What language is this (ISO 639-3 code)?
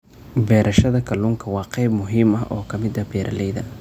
som